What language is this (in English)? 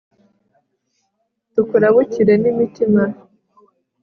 Kinyarwanda